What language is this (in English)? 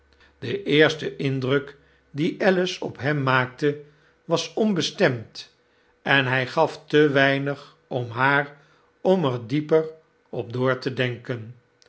Dutch